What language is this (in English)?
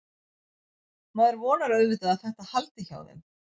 Icelandic